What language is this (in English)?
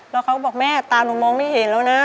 Thai